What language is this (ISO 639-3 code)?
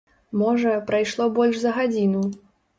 bel